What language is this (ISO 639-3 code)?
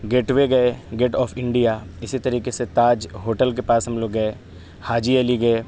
urd